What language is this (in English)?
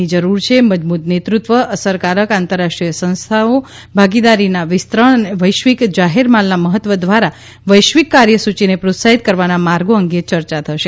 Gujarati